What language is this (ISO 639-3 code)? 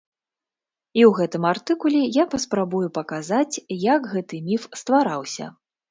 bel